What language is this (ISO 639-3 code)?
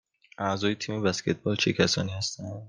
fas